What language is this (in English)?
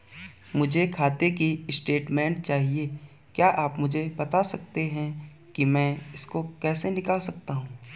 Hindi